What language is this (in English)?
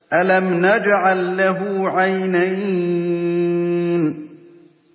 Arabic